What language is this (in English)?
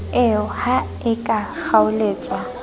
Southern Sotho